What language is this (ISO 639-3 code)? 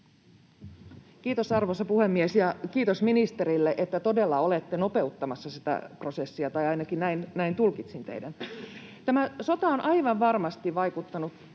fin